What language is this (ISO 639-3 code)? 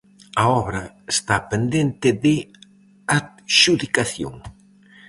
glg